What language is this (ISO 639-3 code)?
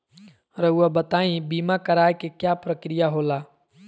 mag